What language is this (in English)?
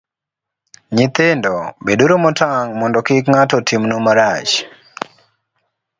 Luo (Kenya and Tanzania)